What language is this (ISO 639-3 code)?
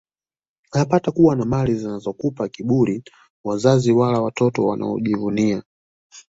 swa